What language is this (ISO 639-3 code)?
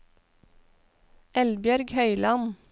nor